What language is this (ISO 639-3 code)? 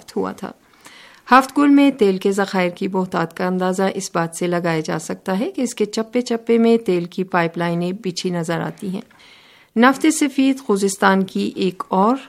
urd